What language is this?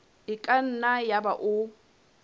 Southern Sotho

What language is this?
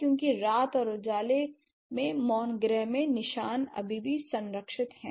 Hindi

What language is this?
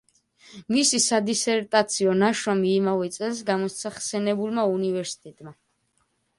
Georgian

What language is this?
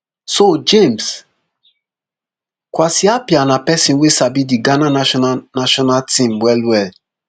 Nigerian Pidgin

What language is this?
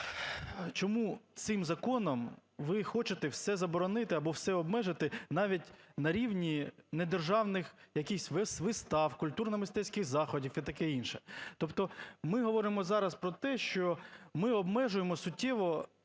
Ukrainian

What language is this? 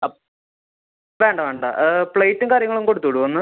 Malayalam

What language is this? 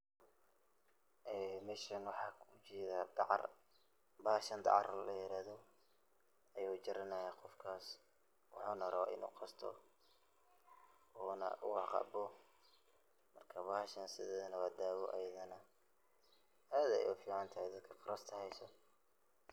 Somali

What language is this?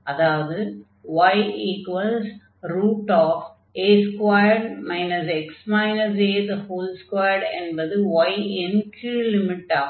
Tamil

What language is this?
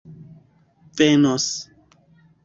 Esperanto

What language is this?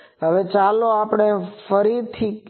Gujarati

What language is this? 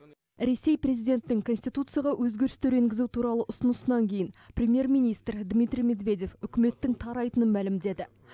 Kazakh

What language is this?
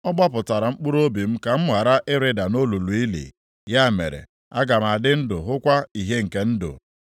Igbo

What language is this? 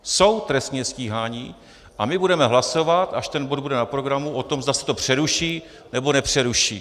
Czech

